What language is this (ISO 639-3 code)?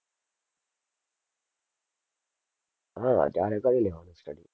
guj